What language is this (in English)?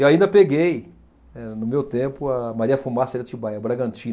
Portuguese